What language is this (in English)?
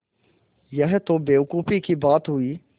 Hindi